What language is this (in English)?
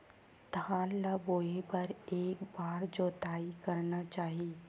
Chhattisgarhi